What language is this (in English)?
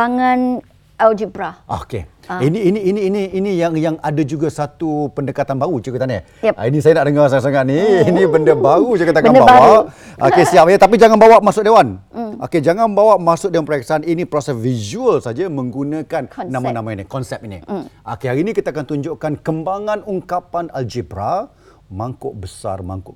Malay